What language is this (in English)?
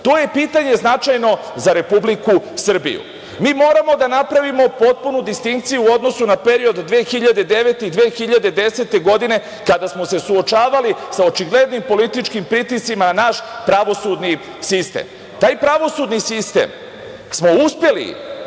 Serbian